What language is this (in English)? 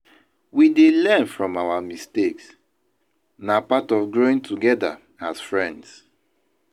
Nigerian Pidgin